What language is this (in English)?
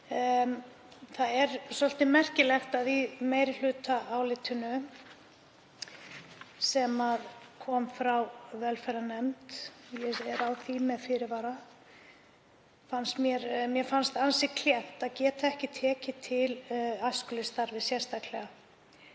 Icelandic